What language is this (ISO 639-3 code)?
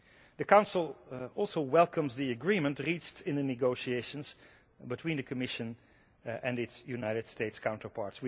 eng